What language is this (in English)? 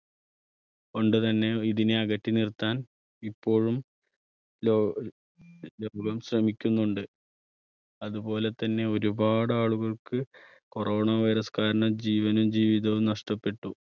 Malayalam